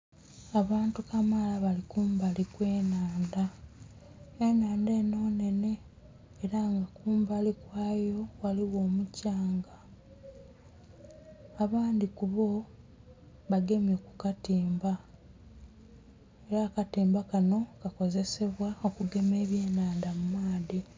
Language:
Soga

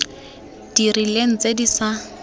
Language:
Tswana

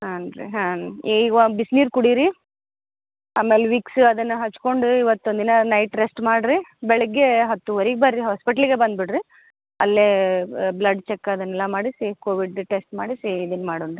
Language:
Kannada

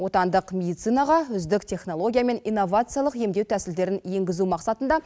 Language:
Kazakh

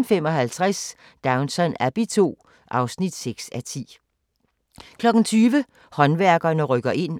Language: Danish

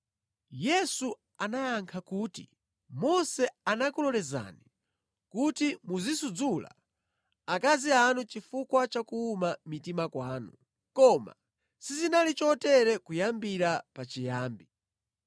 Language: Nyanja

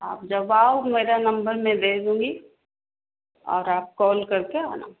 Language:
Hindi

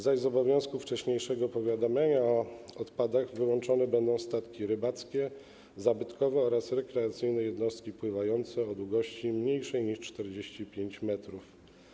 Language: Polish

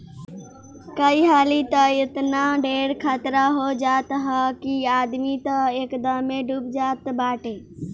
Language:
Bhojpuri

